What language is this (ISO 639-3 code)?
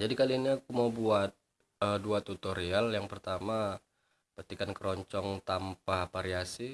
ind